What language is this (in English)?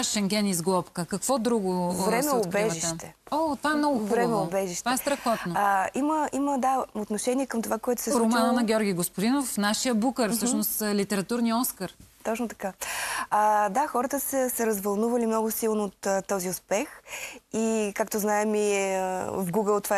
Bulgarian